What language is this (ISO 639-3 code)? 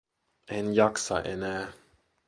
fin